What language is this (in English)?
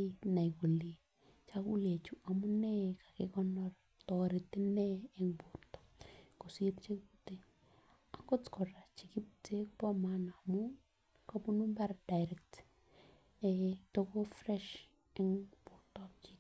Kalenjin